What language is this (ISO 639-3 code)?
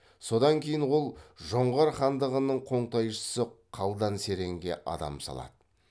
kaz